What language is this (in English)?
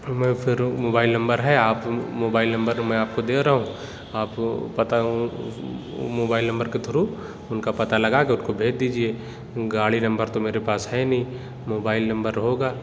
Urdu